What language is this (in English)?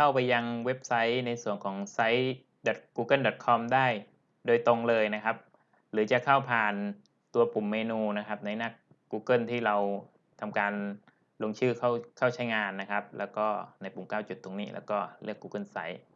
Thai